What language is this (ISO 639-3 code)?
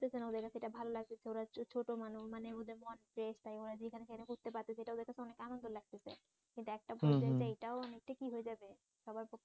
ben